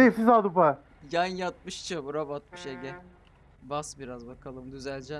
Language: Turkish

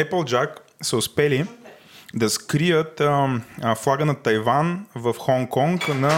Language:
Bulgarian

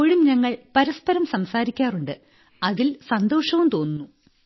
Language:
Malayalam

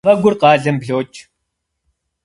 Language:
Kabardian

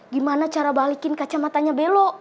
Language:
Indonesian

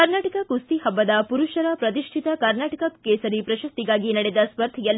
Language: Kannada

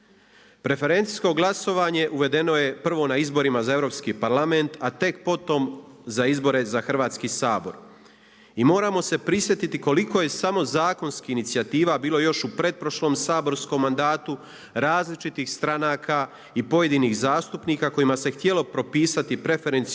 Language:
Croatian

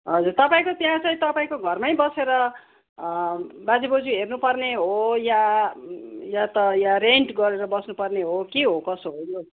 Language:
Nepali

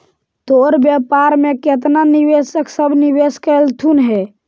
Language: Magahi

